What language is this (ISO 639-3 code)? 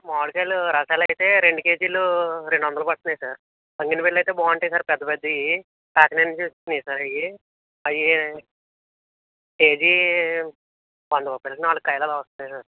tel